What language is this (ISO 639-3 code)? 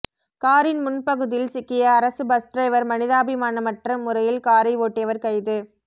tam